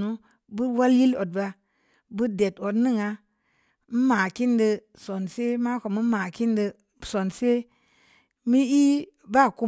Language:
Samba Leko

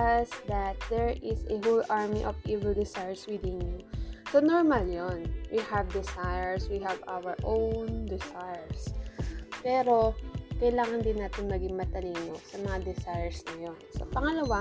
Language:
Filipino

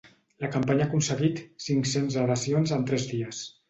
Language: Catalan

